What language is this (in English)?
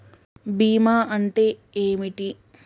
Telugu